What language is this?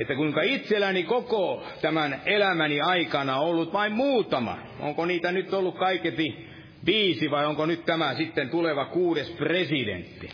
Finnish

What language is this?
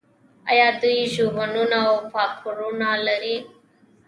Pashto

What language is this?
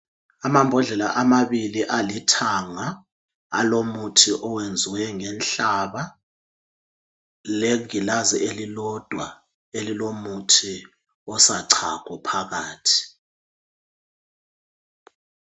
North Ndebele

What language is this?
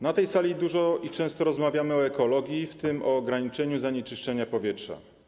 Polish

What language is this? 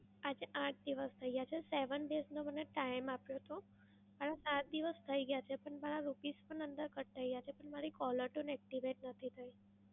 Gujarati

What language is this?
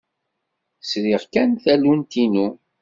Kabyle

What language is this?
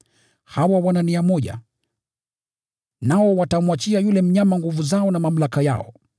Swahili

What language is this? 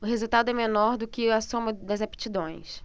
Portuguese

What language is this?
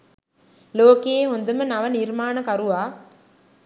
Sinhala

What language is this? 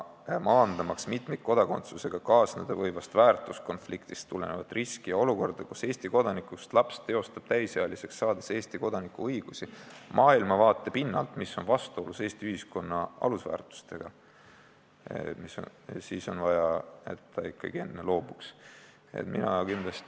Estonian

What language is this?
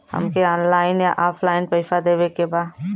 Bhojpuri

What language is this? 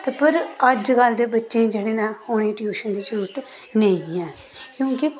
Dogri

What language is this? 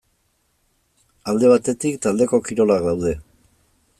Basque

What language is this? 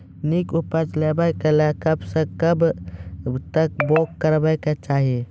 Maithili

